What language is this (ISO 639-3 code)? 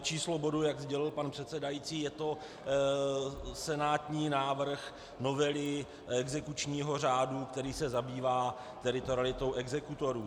ces